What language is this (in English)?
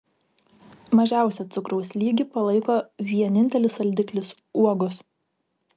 Lithuanian